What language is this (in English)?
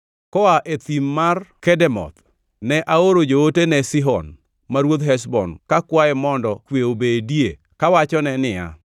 Luo (Kenya and Tanzania)